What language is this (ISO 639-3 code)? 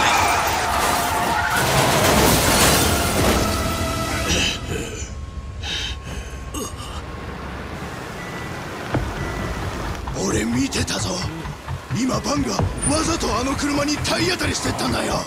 jpn